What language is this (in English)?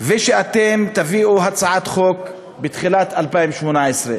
Hebrew